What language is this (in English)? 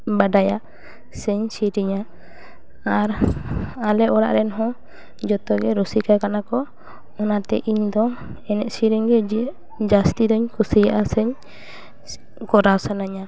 Santali